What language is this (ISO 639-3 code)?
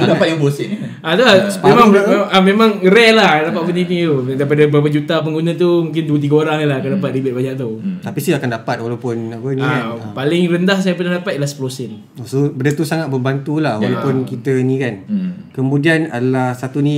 msa